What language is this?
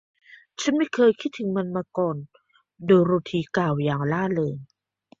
Thai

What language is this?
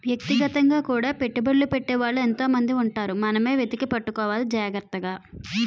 Telugu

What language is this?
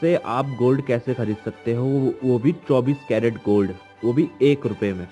Hindi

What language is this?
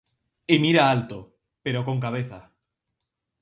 Galician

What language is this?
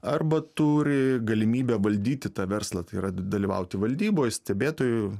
Lithuanian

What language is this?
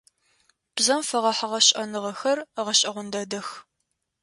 Adyghe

